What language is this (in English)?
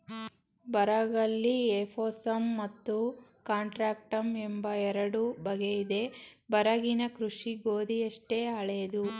Kannada